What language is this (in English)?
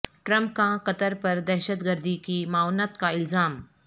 Urdu